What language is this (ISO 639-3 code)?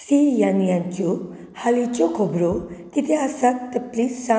kok